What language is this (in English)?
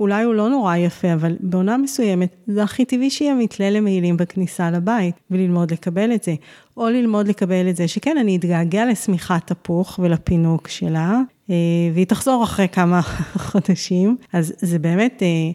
Hebrew